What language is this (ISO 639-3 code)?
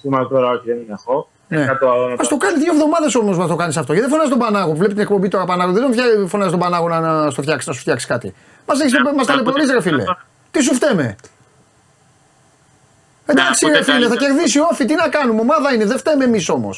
ell